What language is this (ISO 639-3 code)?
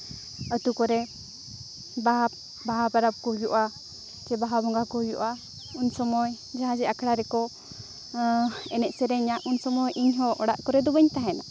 sat